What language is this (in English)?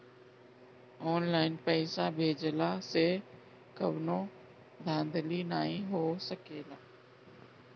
Bhojpuri